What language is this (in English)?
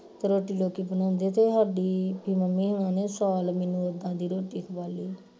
Punjabi